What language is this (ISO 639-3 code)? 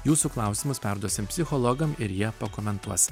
lit